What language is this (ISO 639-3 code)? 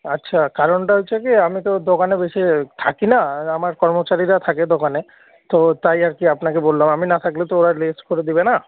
ben